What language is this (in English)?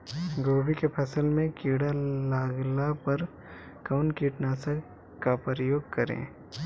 Bhojpuri